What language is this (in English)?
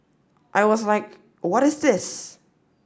English